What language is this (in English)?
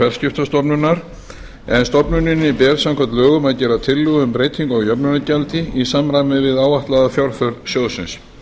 Icelandic